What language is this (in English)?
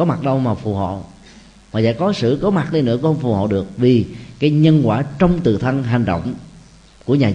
Vietnamese